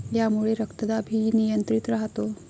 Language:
Marathi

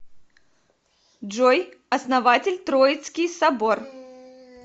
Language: Russian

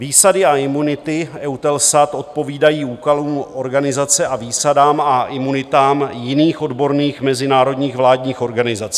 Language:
Czech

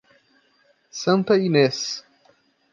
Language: Portuguese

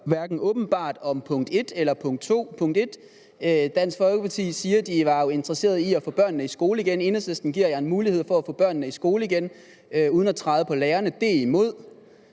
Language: Danish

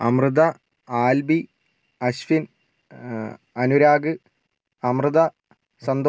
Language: Malayalam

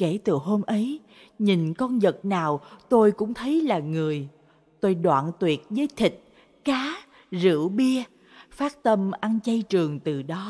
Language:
Vietnamese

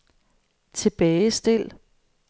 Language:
Danish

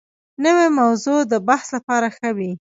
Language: Pashto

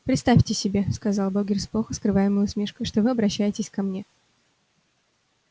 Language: Russian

